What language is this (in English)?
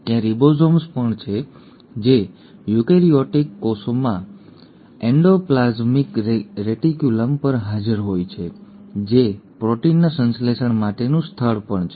Gujarati